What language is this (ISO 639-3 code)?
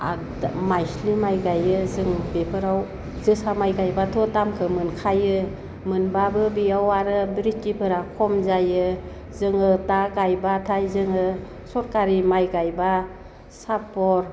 brx